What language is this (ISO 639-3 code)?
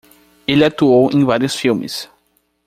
por